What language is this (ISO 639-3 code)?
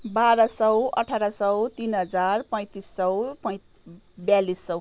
nep